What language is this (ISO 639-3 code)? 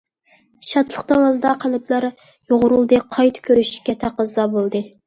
uig